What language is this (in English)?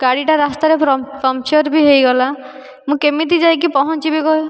Odia